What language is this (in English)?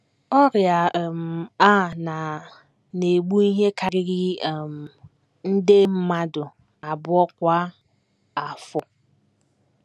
Igbo